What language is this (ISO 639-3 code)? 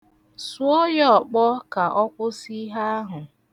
ibo